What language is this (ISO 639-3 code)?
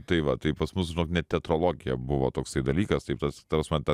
lit